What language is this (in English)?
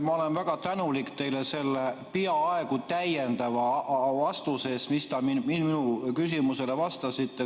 Estonian